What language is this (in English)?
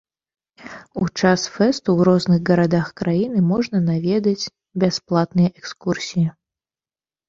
Belarusian